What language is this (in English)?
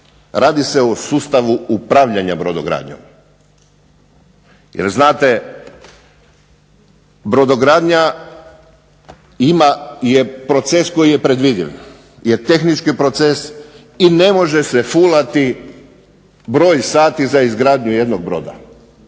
Croatian